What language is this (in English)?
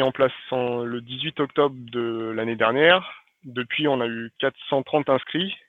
French